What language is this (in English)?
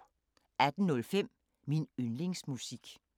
Danish